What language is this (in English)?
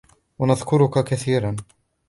Arabic